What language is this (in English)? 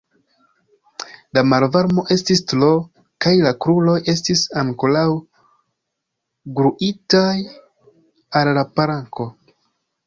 Esperanto